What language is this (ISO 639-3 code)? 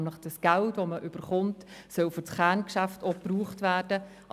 gsw